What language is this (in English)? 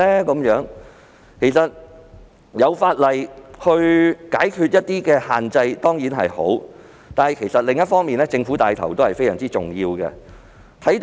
Cantonese